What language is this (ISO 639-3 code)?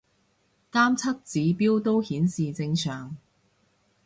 yue